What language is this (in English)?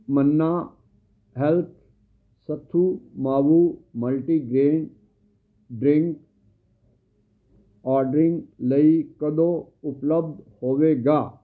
Punjabi